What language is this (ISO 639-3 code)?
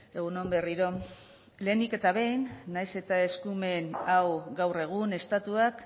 eus